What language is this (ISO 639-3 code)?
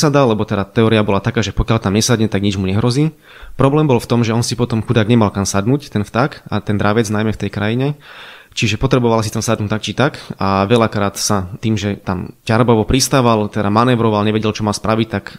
slk